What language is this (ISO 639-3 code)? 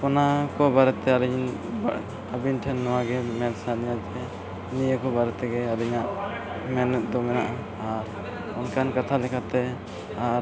sat